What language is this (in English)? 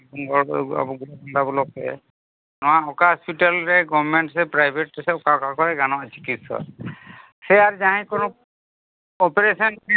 Santali